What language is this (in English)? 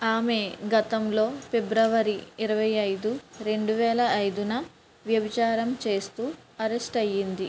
Telugu